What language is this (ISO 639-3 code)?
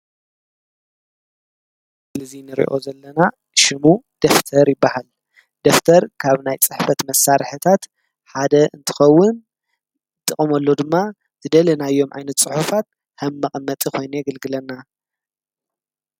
tir